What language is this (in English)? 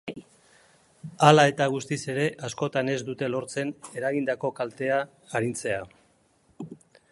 Basque